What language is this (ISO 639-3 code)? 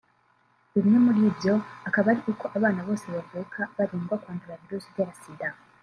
kin